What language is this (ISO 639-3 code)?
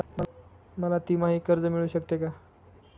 mar